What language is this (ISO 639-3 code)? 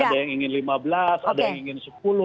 ind